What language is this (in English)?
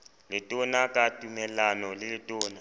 Southern Sotho